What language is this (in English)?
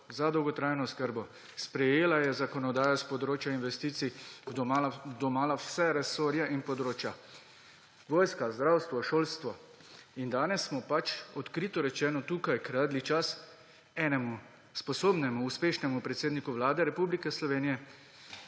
Slovenian